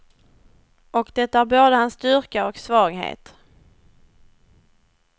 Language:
Swedish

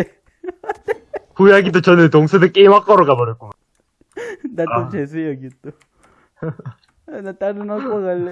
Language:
Korean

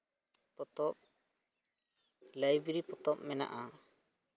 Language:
Santali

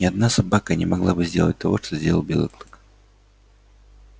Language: Russian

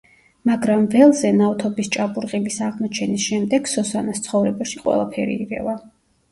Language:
Georgian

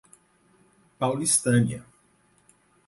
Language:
Portuguese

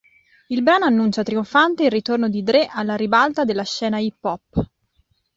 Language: Italian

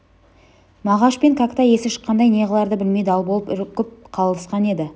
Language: Kazakh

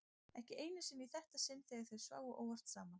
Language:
Icelandic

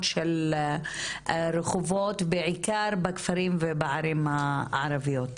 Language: Hebrew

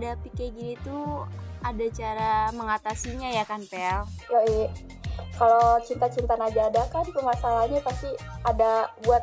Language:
Indonesian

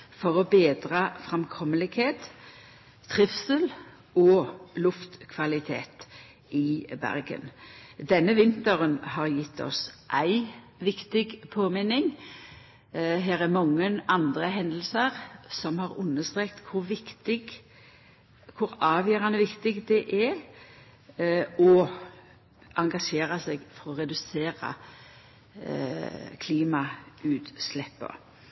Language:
Norwegian Nynorsk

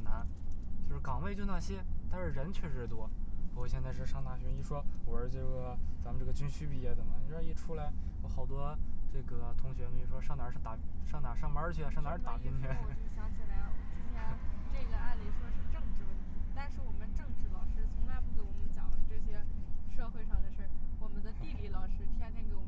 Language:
Chinese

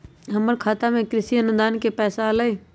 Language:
Magahi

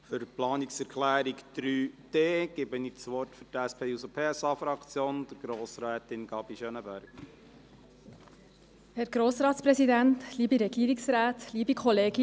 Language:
Swiss German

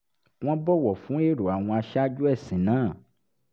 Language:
Yoruba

